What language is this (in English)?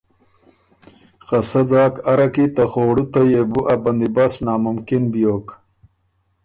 Ormuri